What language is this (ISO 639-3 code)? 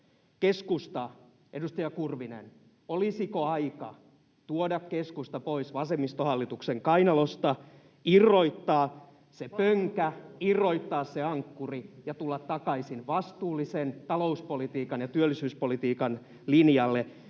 fin